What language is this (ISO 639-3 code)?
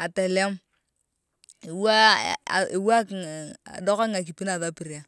tuv